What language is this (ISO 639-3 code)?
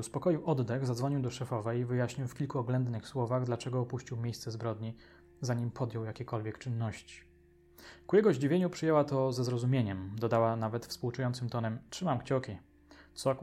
pol